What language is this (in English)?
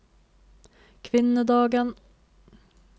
Norwegian